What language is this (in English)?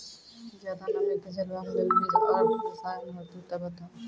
Maithili